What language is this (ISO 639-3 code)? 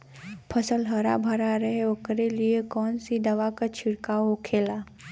bho